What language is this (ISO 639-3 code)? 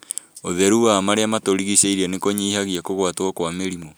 kik